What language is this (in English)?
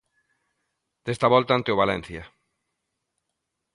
Galician